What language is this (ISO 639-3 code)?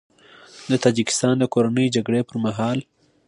pus